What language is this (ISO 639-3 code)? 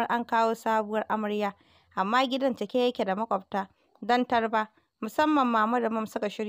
ara